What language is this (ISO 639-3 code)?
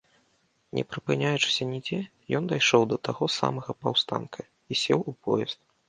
bel